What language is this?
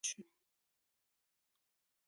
Pashto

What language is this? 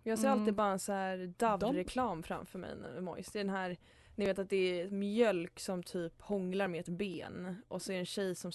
Swedish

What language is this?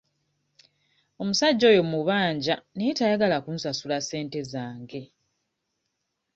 Ganda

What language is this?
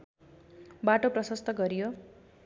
Nepali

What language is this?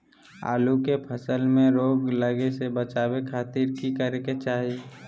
Magahi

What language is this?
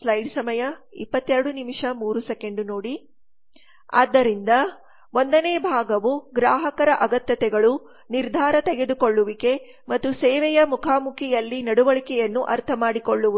Kannada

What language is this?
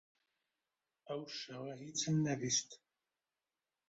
Central Kurdish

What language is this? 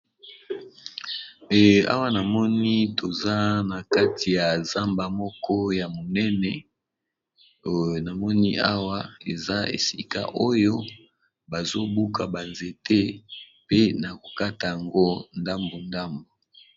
Lingala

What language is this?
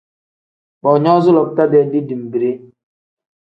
Tem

